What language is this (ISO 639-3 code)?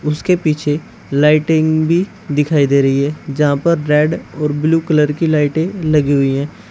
hin